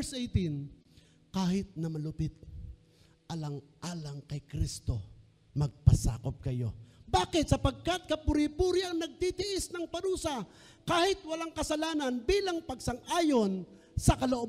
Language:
Filipino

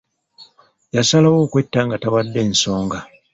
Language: Ganda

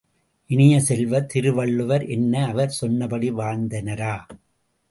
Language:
Tamil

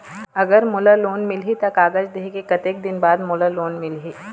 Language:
Chhattisgarhi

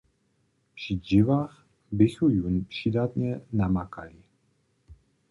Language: Upper Sorbian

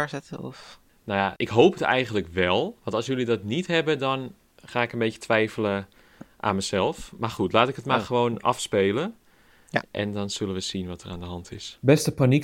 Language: Dutch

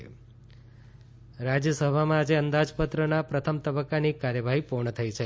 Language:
Gujarati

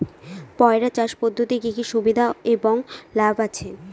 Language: Bangla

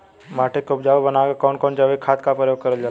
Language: Bhojpuri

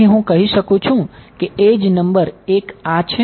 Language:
Gujarati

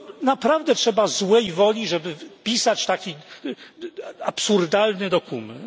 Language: Polish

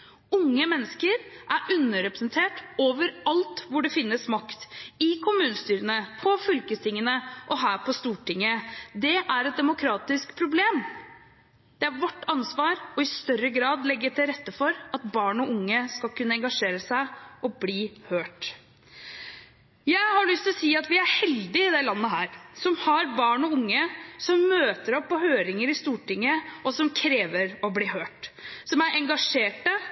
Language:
Norwegian Bokmål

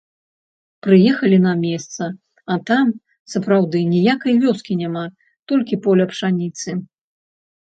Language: Belarusian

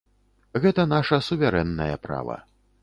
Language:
Belarusian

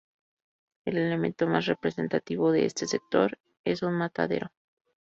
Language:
Spanish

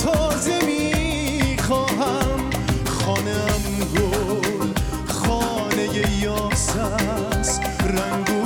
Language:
Persian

